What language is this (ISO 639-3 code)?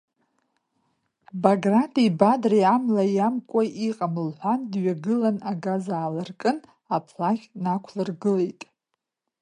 abk